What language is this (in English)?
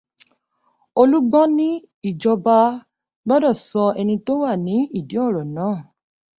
Yoruba